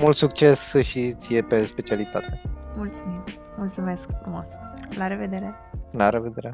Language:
Romanian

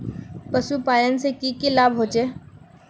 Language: Magahi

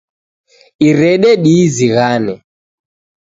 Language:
Taita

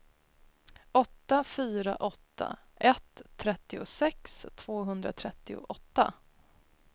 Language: Swedish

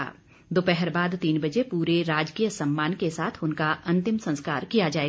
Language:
Hindi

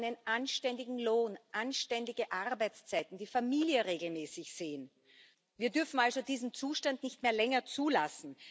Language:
German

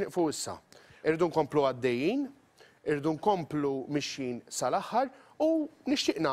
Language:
Arabic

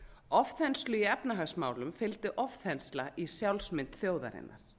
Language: Icelandic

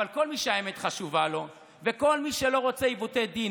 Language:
Hebrew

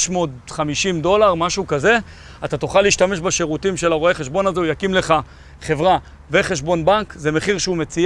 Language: Hebrew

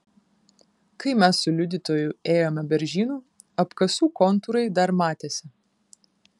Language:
Lithuanian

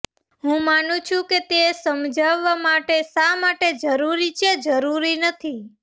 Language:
Gujarati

